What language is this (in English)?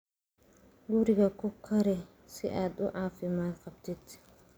Somali